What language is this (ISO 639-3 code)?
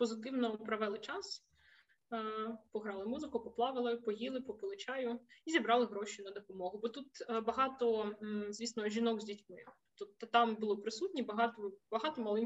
ukr